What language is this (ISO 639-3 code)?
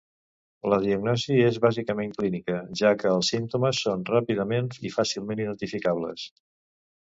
cat